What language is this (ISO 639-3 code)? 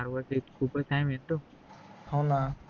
mar